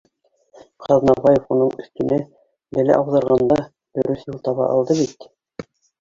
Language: Bashkir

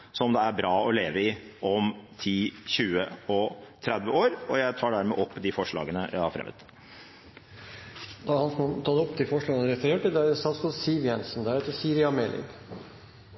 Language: Norwegian Bokmål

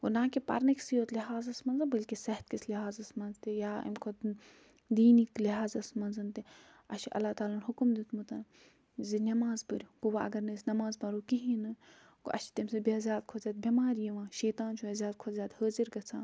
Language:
Kashmiri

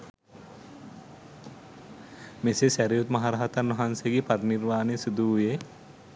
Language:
Sinhala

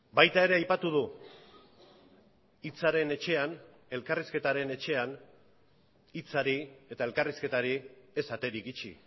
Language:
Basque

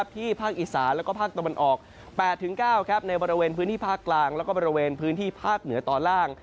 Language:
Thai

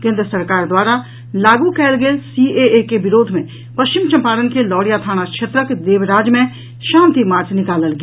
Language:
Maithili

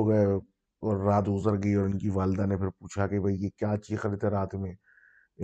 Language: Urdu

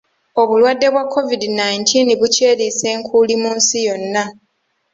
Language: Ganda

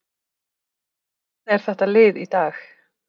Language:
Icelandic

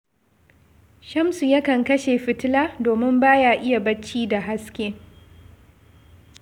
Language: Hausa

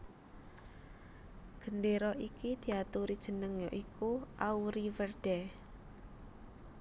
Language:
Javanese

